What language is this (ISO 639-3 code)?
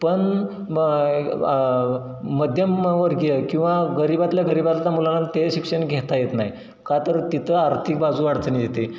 mar